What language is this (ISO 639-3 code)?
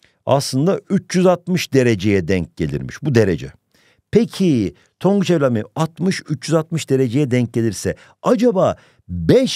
tur